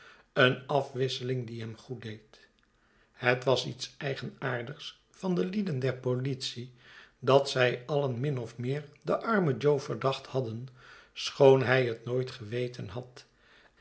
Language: Dutch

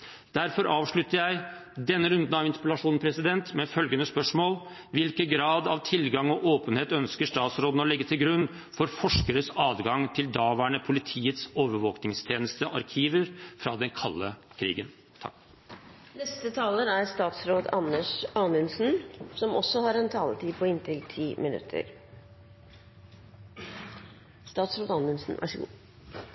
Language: Norwegian Bokmål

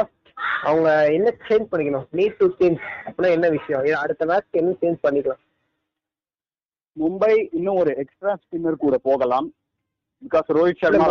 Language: Tamil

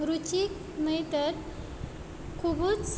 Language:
Konkani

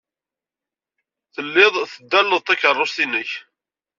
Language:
Kabyle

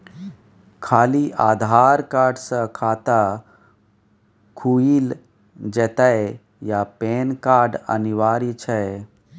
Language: Maithili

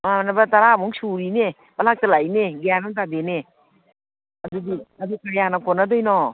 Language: Manipuri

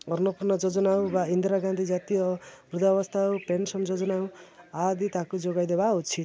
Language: Odia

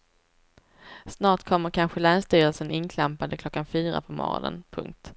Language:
Swedish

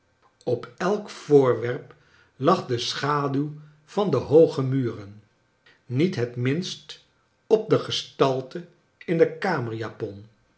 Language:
Dutch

